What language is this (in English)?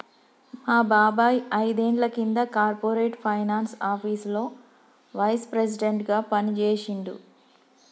Telugu